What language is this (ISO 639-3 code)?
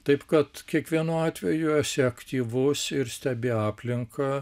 lit